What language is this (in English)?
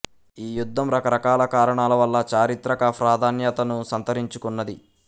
Telugu